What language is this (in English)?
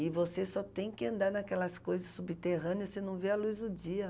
Portuguese